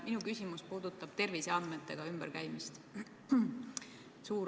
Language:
Estonian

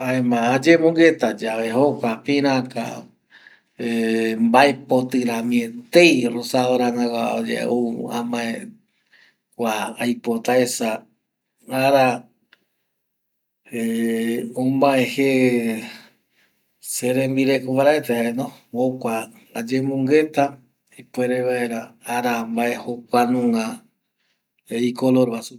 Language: Eastern Bolivian Guaraní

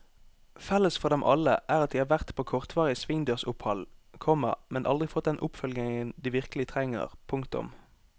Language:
Norwegian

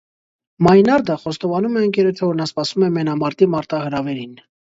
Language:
Armenian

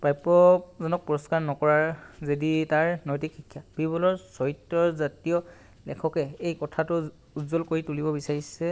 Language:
Assamese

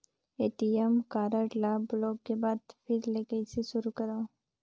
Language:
Chhattisgarhi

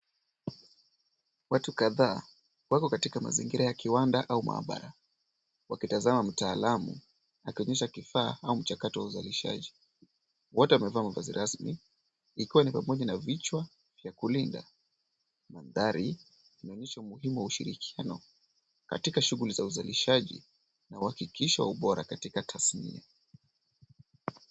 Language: Swahili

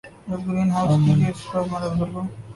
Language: Urdu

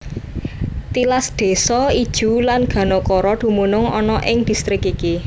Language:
Javanese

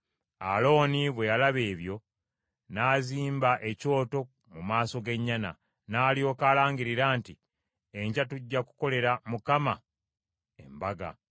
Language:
Ganda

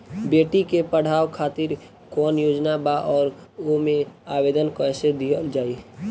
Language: Bhojpuri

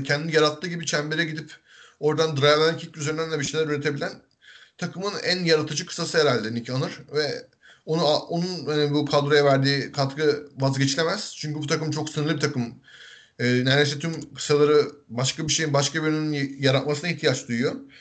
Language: Turkish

